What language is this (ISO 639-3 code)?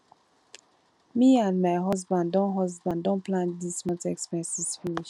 pcm